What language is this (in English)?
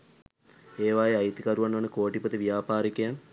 Sinhala